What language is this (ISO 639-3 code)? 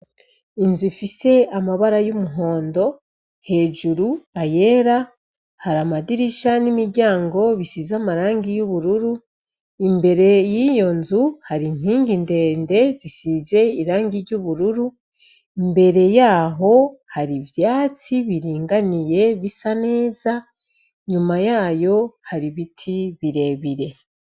run